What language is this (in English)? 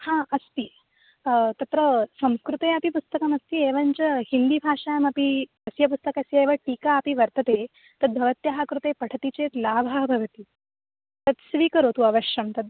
Sanskrit